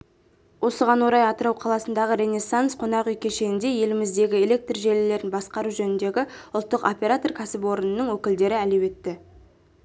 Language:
Kazakh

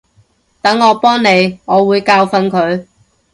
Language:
Cantonese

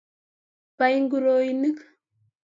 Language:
Kalenjin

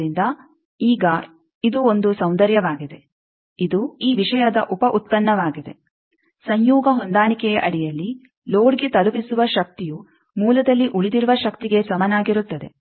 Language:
Kannada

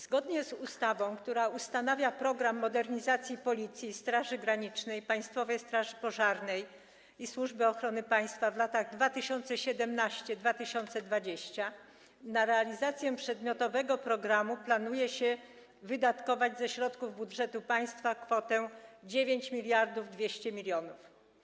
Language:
Polish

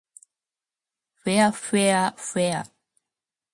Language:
Japanese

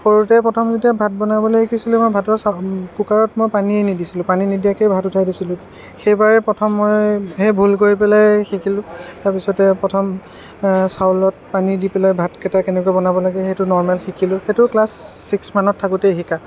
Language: Assamese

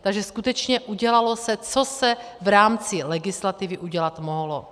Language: Czech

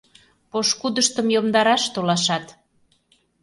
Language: Mari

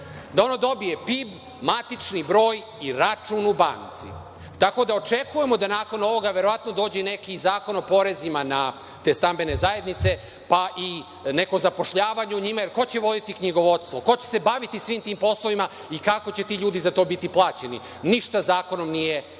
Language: Serbian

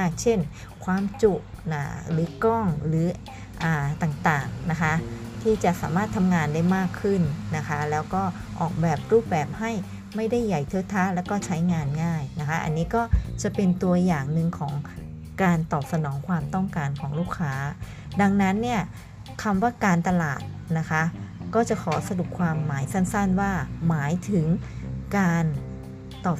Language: Thai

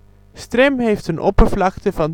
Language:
Dutch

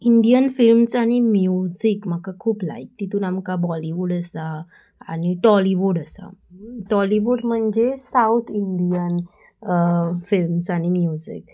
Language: Konkani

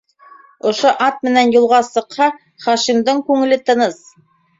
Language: Bashkir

